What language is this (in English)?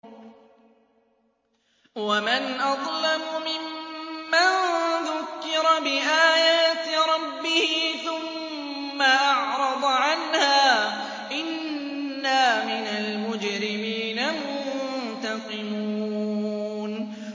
Arabic